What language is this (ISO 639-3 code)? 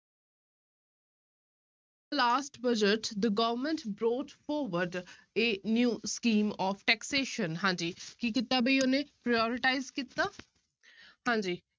pan